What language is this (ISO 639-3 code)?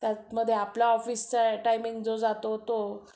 mar